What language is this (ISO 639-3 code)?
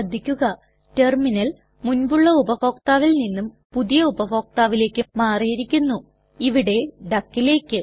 mal